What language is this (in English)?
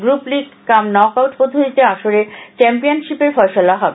Bangla